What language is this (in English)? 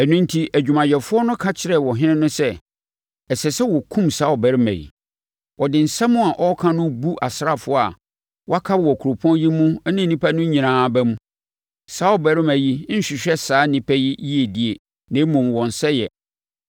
Akan